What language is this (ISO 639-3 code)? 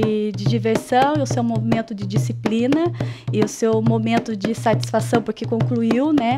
por